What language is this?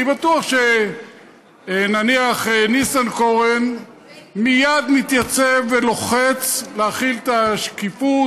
Hebrew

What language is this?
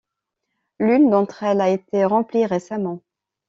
French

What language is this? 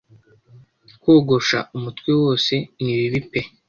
Kinyarwanda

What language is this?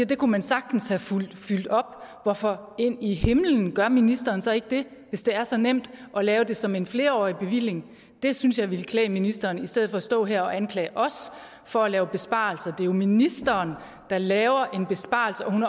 Danish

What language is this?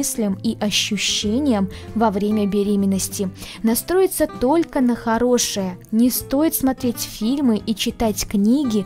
Russian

